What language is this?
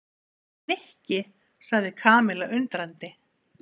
Icelandic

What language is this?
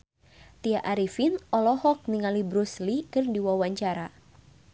Sundanese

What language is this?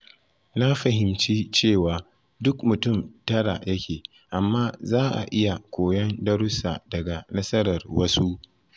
Hausa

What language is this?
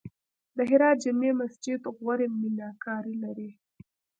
Pashto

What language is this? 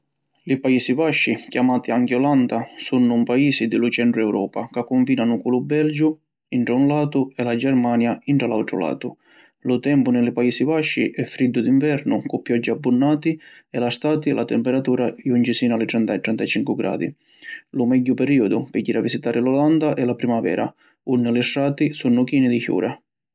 Sicilian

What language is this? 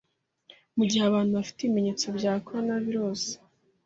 Kinyarwanda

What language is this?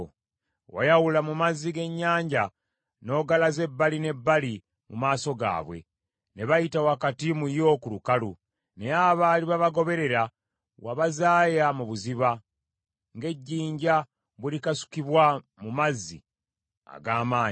Ganda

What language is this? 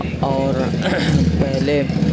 Urdu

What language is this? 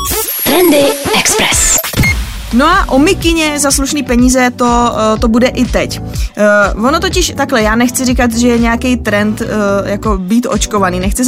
Czech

